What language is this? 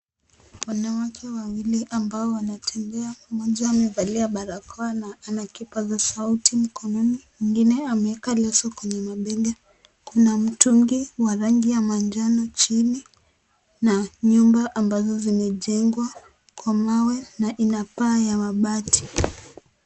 Swahili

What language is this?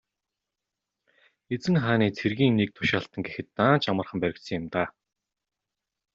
Mongolian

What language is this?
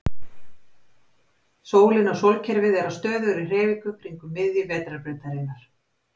Icelandic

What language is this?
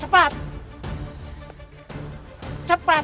Indonesian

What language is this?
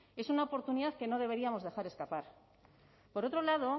Spanish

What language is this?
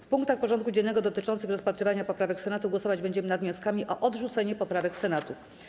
Polish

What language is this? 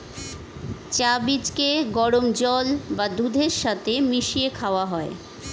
Bangla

